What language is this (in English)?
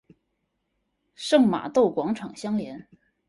Chinese